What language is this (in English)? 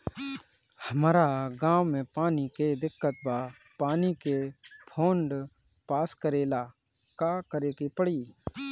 Bhojpuri